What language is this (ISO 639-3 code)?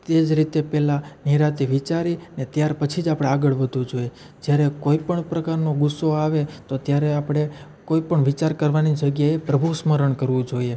guj